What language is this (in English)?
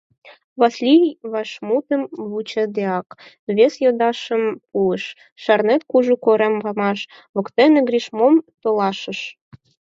Mari